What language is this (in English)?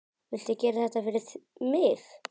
Icelandic